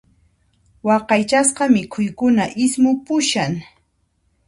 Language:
Puno Quechua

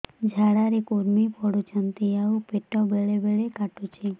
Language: Odia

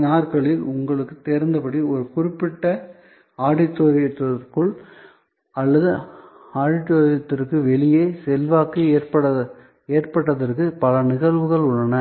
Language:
Tamil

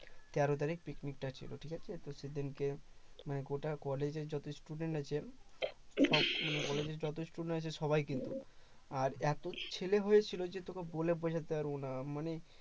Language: Bangla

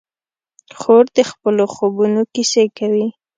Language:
Pashto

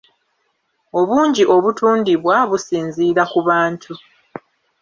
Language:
Ganda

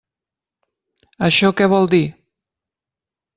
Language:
Catalan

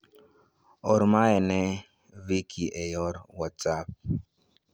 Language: Luo (Kenya and Tanzania)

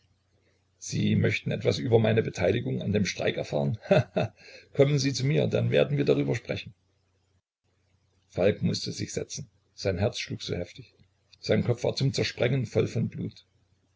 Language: German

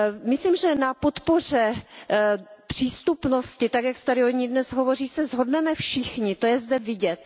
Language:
Czech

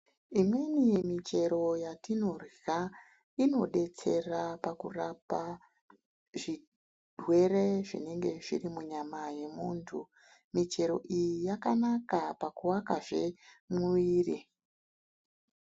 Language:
Ndau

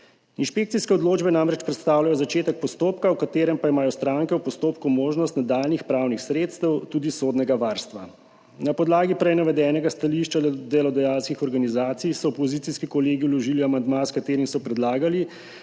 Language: Slovenian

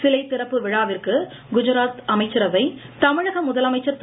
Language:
Tamil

